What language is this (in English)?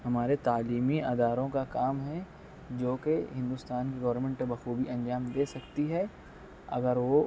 Urdu